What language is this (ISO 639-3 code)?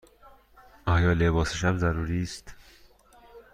fas